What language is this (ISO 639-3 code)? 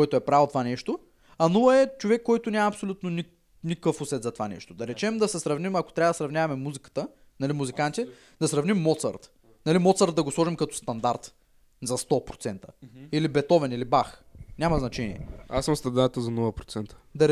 bul